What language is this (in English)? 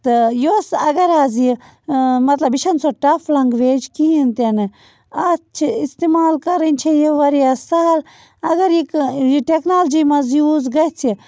Kashmiri